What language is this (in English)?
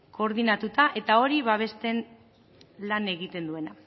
Basque